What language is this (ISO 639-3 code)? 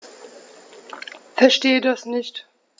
deu